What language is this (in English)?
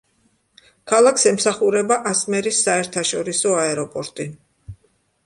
Georgian